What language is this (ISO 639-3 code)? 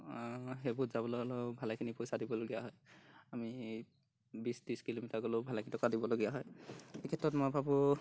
asm